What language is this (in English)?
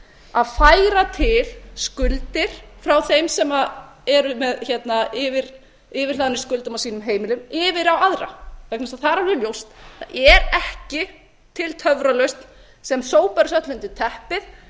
Icelandic